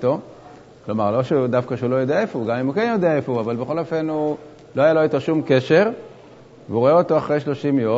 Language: Hebrew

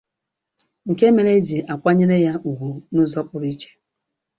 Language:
Igbo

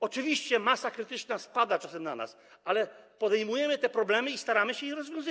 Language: Polish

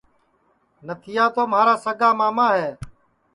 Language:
Sansi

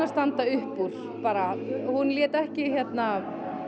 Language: Icelandic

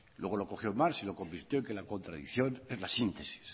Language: Spanish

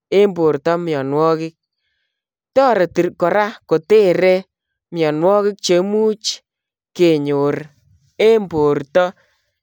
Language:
Kalenjin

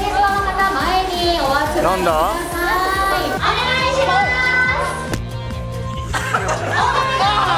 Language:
Japanese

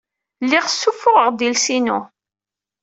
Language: Kabyle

